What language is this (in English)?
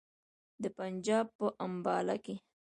Pashto